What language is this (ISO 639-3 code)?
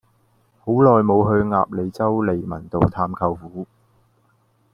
yue